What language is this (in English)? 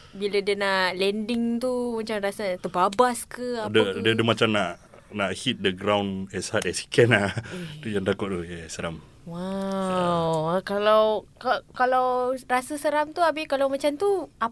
Malay